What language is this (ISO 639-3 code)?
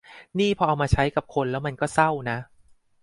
tha